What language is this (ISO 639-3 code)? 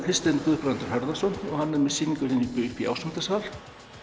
isl